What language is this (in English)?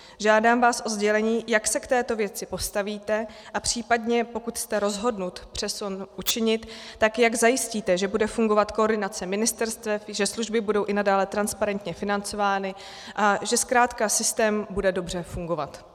Czech